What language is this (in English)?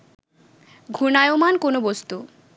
Bangla